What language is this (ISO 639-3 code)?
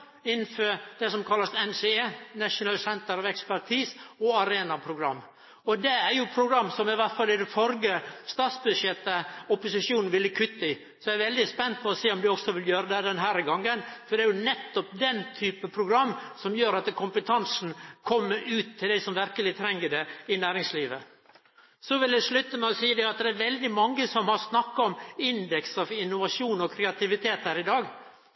nno